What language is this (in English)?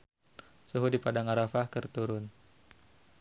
Sundanese